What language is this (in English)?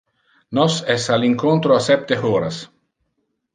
Interlingua